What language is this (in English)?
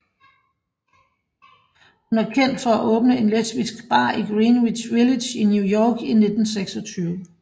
Danish